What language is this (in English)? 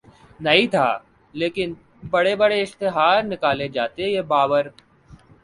Urdu